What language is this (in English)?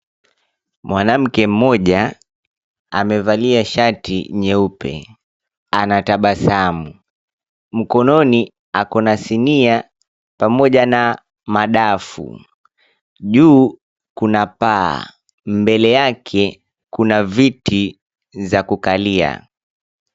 Swahili